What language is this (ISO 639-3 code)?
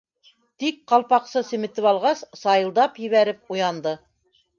bak